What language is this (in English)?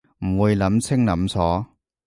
Cantonese